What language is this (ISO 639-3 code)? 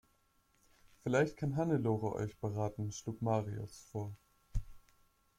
deu